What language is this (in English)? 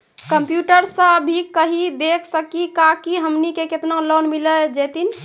Maithili